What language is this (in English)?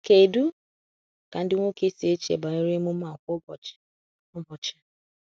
Igbo